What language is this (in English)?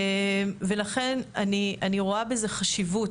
Hebrew